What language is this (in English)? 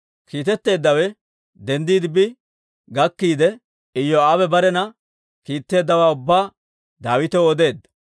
Dawro